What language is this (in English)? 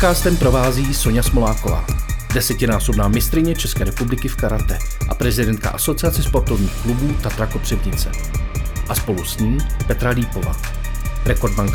Czech